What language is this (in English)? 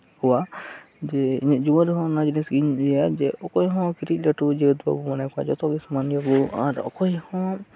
Santali